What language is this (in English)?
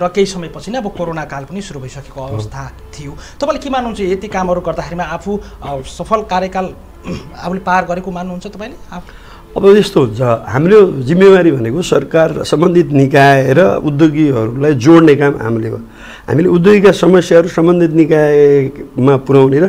Korean